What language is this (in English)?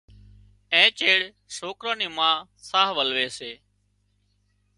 Wadiyara Koli